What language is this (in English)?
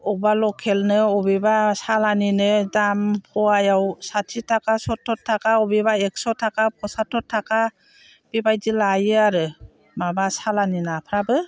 Bodo